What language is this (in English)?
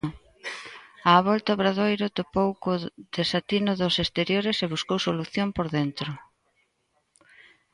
Galician